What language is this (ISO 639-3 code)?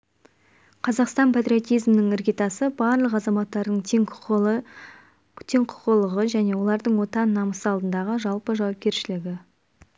kaz